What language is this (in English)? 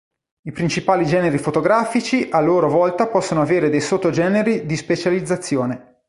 Italian